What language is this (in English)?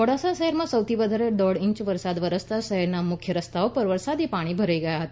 Gujarati